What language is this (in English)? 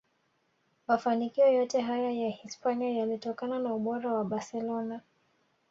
Swahili